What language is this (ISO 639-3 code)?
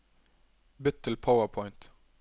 nor